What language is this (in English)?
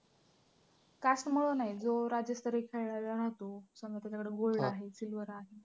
Marathi